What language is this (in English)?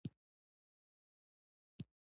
Pashto